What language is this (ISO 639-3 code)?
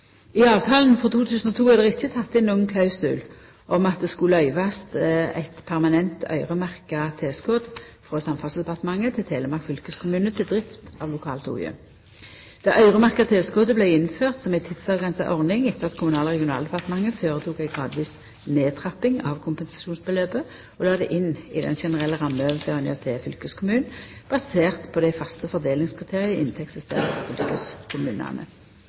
nno